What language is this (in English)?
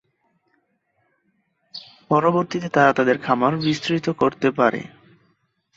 Bangla